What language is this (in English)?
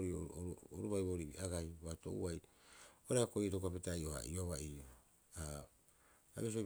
Rapoisi